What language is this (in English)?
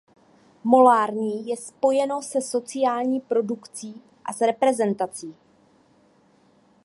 Czech